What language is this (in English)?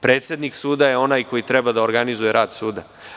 Serbian